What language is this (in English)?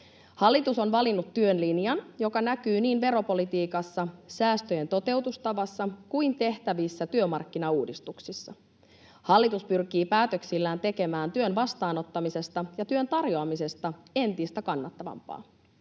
Finnish